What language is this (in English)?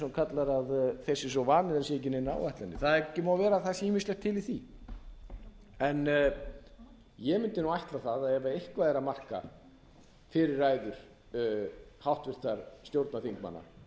Icelandic